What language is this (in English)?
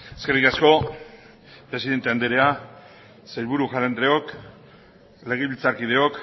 Basque